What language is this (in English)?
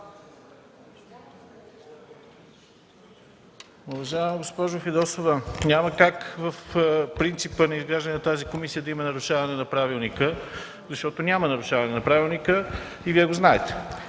Bulgarian